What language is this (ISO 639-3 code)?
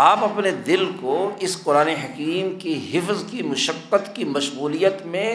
urd